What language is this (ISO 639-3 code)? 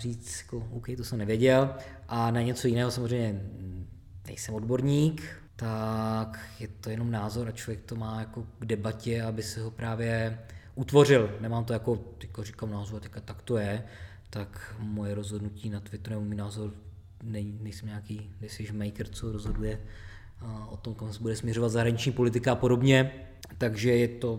ces